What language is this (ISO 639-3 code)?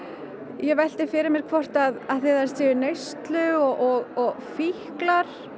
isl